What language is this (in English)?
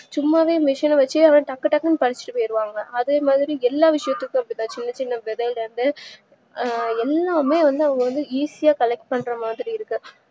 Tamil